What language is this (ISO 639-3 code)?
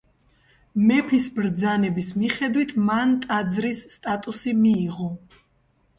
kat